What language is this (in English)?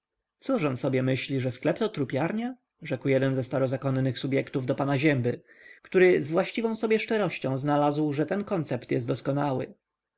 Polish